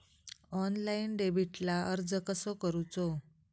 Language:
Marathi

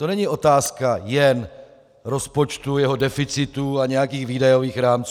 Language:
Czech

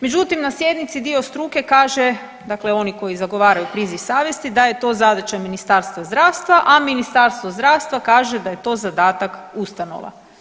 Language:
Croatian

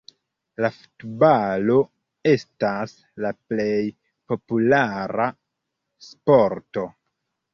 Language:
Esperanto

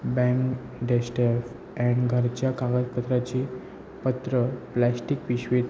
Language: Marathi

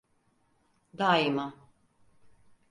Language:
Turkish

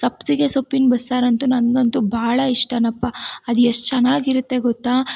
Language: Kannada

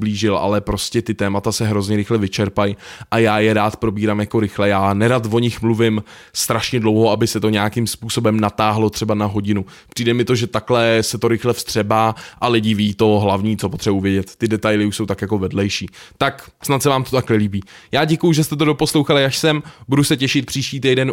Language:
Czech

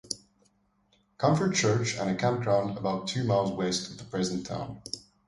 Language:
English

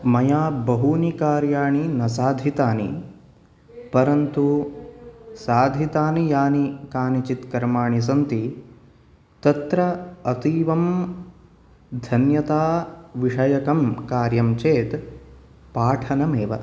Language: Sanskrit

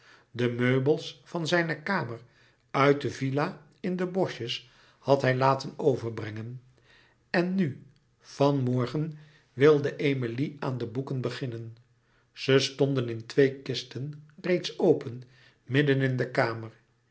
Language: Dutch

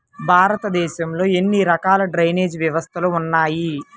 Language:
Telugu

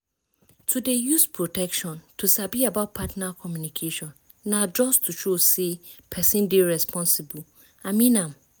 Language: Nigerian Pidgin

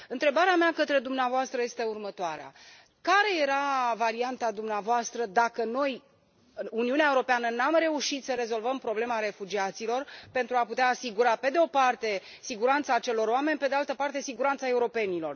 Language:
Romanian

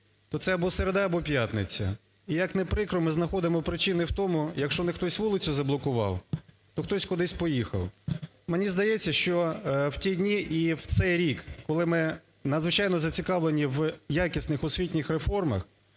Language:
Ukrainian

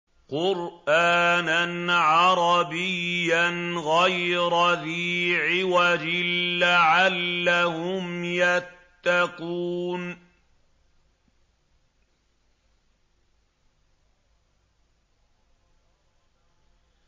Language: Arabic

